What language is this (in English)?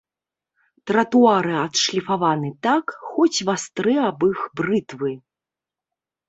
Belarusian